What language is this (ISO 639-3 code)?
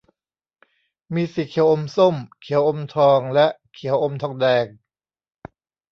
tha